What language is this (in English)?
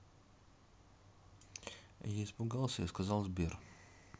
Russian